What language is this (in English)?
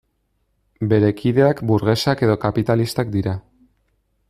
Basque